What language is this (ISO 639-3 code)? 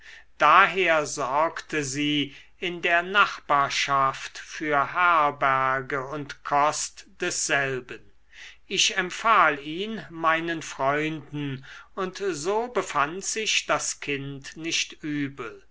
deu